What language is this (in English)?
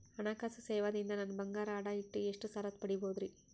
Kannada